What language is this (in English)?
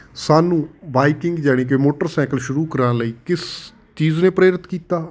Punjabi